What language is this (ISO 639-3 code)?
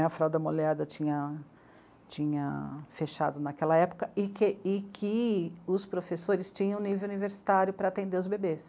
por